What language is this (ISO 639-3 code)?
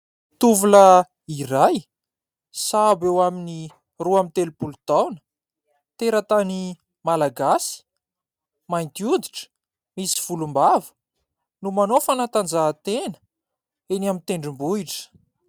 mlg